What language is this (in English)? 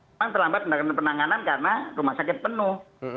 Indonesian